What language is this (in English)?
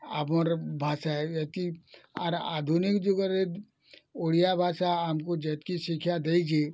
Odia